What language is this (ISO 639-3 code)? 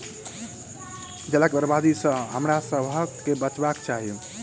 mai